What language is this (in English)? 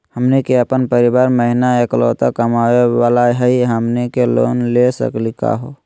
Magahi